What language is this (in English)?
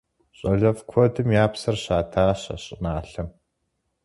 Kabardian